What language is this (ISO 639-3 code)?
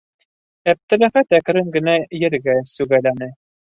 bak